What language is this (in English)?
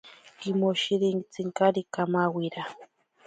Ashéninka Perené